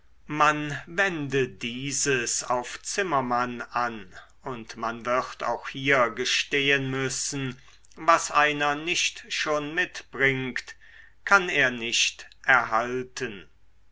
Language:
German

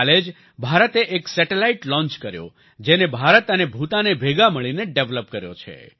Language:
Gujarati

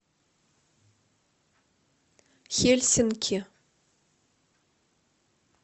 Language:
Russian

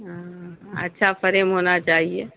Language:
Urdu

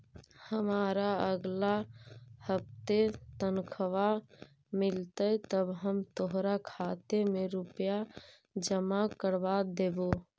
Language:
Magahi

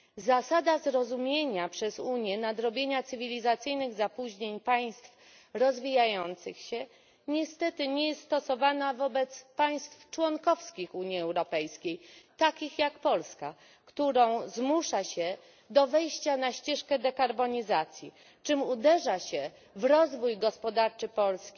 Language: Polish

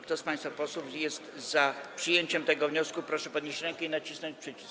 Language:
Polish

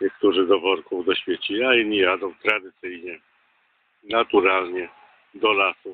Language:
Polish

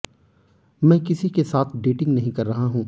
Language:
Hindi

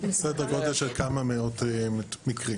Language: Hebrew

